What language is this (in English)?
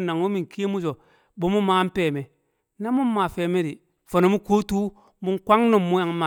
Kamo